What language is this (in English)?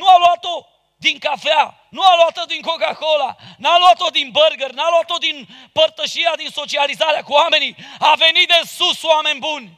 Romanian